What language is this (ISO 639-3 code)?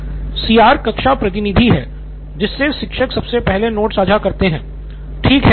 hin